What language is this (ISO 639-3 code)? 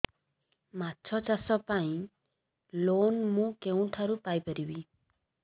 ori